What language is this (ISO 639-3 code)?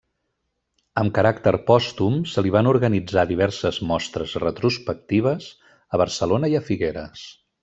cat